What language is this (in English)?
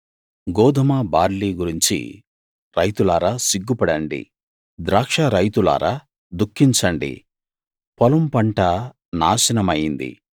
Telugu